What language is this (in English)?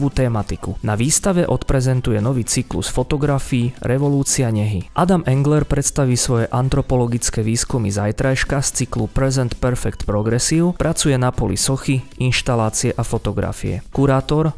Slovak